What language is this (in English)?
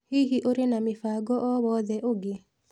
Kikuyu